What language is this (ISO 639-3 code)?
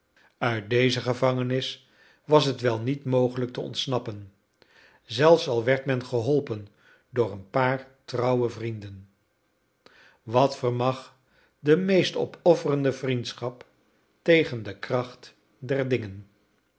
nld